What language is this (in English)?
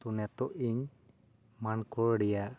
Santali